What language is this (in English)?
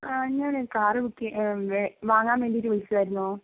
Malayalam